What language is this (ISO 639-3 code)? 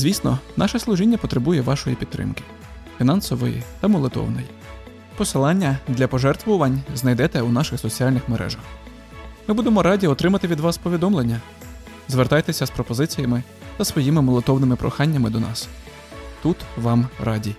ukr